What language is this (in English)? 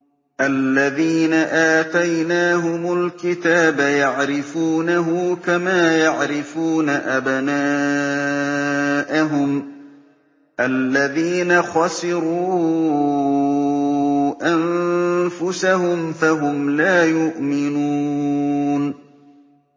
Arabic